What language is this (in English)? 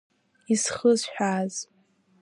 Abkhazian